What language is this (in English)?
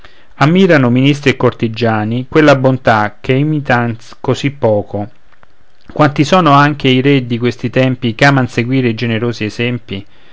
Italian